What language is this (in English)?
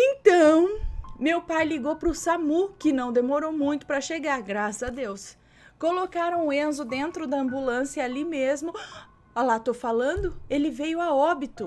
Portuguese